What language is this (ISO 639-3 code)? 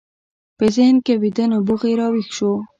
pus